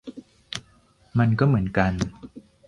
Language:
Thai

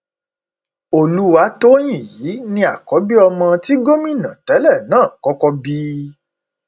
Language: Yoruba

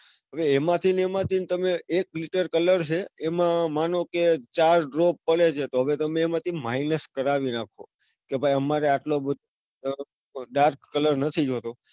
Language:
Gujarati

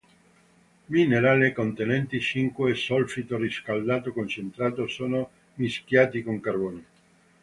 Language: Italian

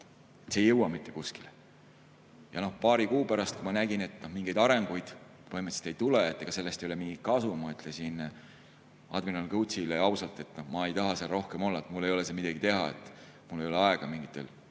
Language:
Estonian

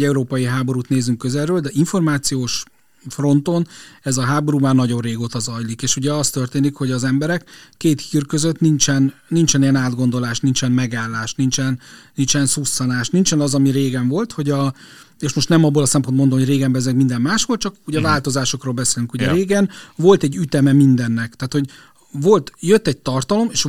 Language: Hungarian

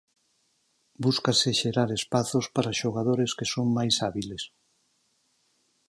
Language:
Galician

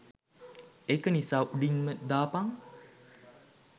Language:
Sinhala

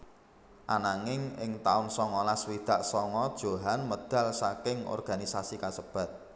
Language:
Javanese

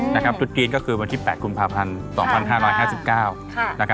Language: Thai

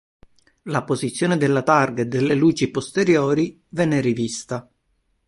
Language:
Italian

